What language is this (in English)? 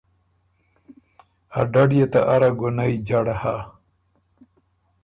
Ormuri